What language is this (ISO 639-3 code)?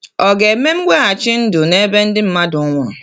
ibo